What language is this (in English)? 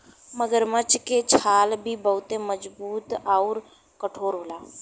Bhojpuri